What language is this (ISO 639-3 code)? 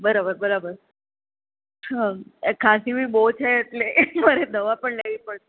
guj